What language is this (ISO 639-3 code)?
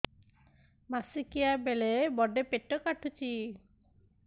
ori